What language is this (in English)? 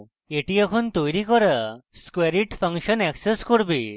Bangla